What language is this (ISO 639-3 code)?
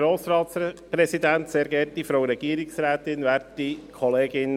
gsw